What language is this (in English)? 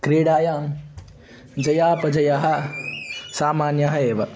Sanskrit